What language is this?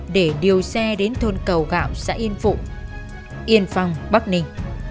Vietnamese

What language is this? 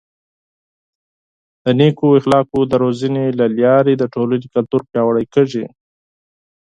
Pashto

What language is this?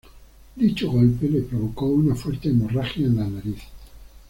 Spanish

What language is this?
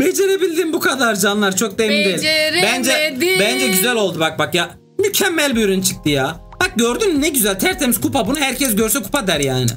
Turkish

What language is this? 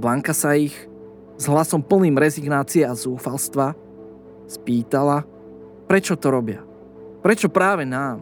Slovak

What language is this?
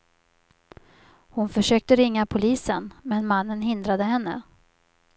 Swedish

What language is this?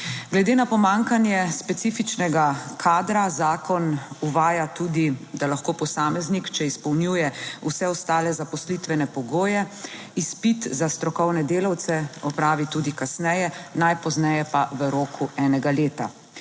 Slovenian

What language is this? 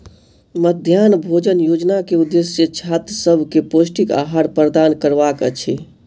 Maithili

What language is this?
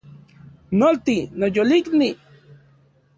Central Puebla Nahuatl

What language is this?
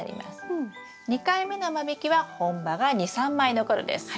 Japanese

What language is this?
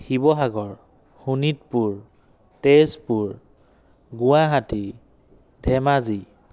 Assamese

